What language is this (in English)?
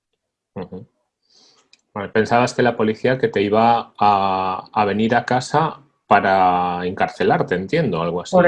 Spanish